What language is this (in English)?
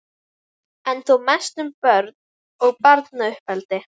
Icelandic